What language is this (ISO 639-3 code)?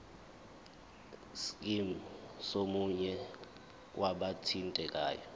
zul